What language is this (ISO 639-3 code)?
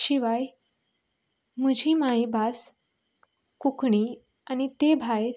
kok